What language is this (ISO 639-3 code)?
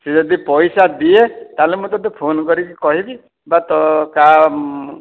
ori